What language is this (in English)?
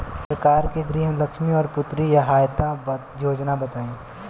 Bhojpuri